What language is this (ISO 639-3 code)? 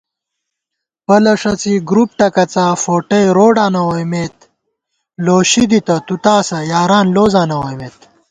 gwt